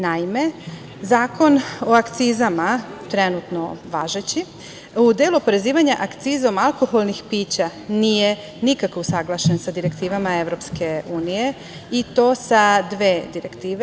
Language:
Serbian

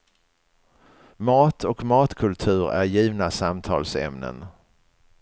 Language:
Swedish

